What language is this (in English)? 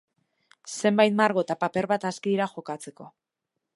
Basque